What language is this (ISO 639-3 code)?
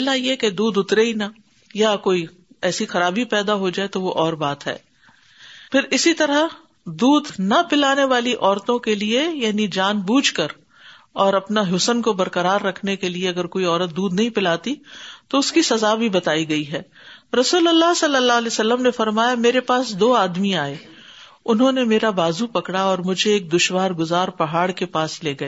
urd